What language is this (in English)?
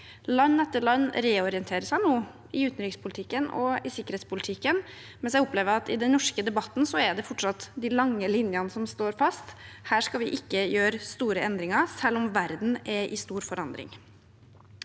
Norwegian